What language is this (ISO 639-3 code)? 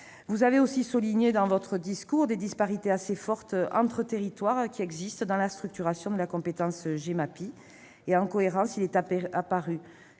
fra